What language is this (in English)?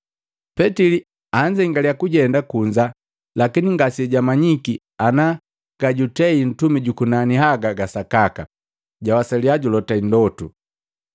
Matengo